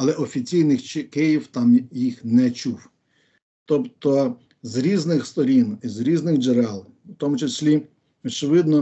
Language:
Ukrainian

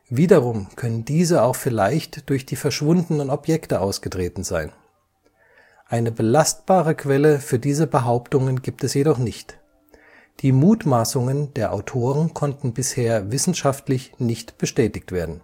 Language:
German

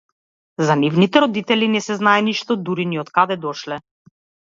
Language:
Macedonian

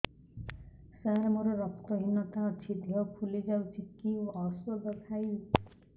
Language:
Odia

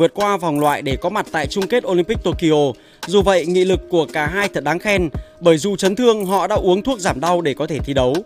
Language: Vietnamese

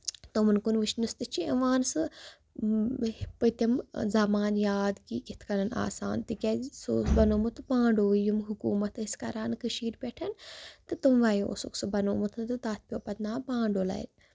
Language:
Kashmiri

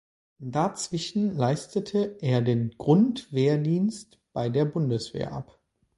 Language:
German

